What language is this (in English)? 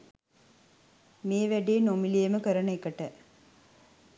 Sinhala